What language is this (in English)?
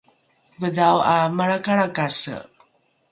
Rukai